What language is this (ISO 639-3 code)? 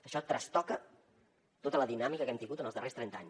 cat